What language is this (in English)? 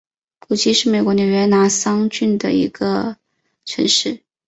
Chinese